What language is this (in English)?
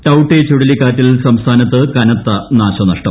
Malayalam